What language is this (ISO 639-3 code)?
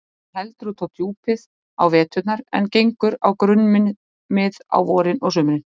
isl